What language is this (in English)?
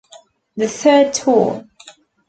English